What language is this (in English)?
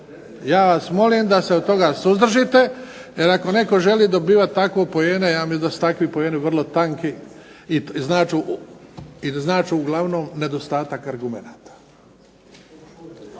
Croatian